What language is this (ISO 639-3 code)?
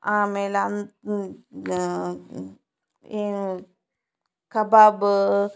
kan